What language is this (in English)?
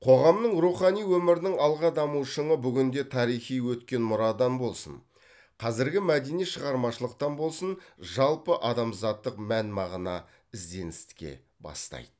Kazakh